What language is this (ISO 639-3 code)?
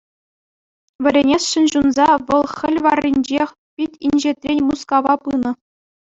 chv